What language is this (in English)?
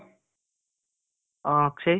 Kannada